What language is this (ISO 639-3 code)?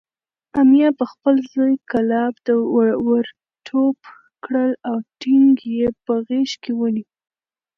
pus